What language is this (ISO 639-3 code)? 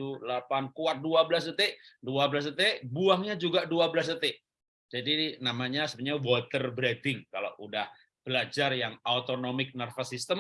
ind